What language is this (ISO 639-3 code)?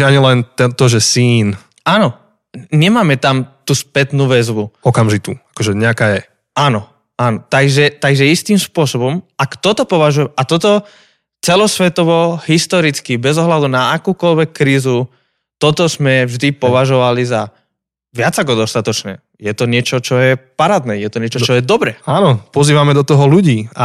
slk